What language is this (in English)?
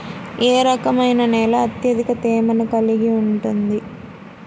Telugu